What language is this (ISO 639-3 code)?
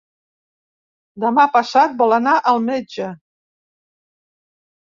cat